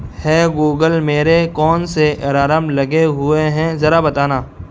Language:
Urdu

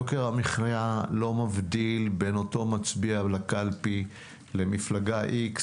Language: Hebrew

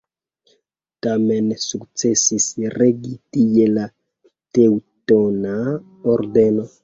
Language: Esperanto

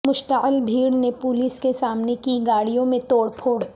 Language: Urdu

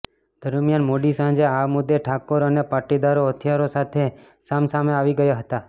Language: Gujarati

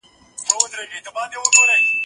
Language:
Pashto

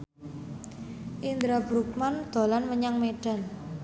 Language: Javanese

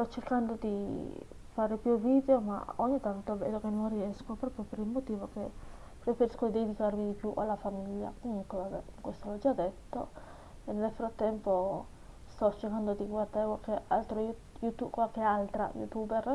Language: Italian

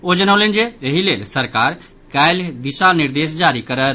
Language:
Maithili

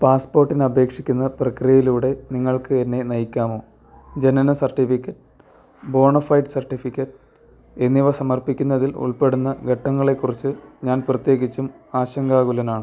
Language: Malayalam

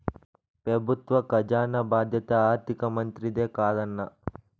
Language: Telugu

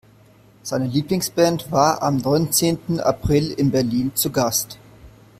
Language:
German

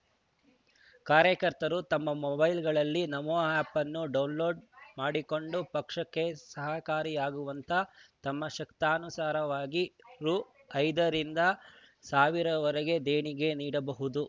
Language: Kannada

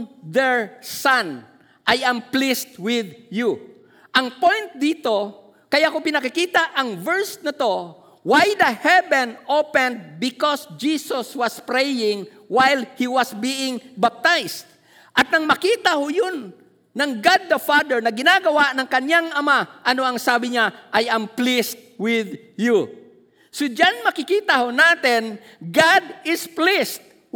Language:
Filipino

